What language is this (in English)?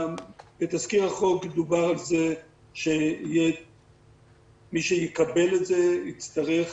Hebrew